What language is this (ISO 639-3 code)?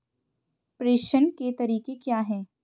hin